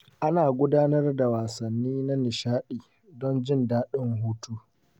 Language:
Hausa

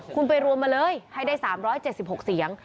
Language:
Thai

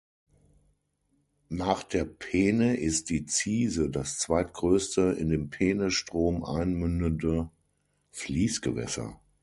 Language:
German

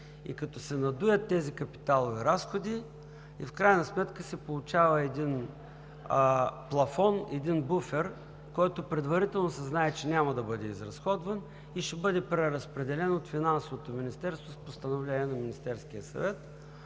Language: Bulgarian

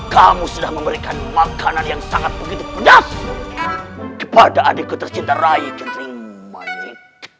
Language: Indonesian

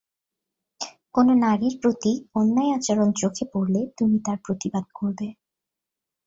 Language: Bangla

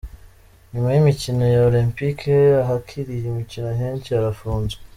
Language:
Kinyarwanda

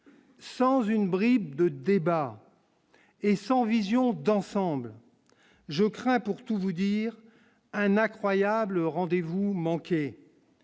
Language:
French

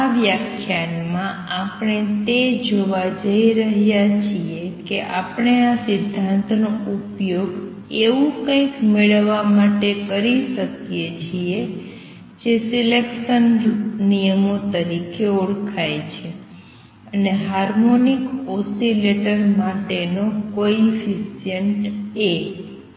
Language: Gujarati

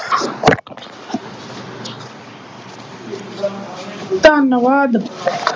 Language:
Punjabi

